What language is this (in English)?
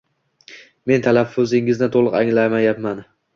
Uzbek